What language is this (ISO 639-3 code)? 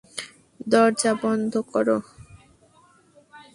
ben